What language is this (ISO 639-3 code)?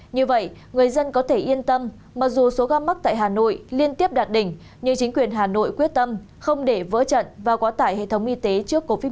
vie